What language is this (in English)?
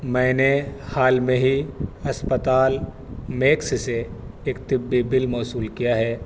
Urdu